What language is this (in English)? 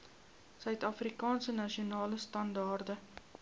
Afrikaans